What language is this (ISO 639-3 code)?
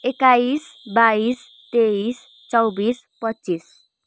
nep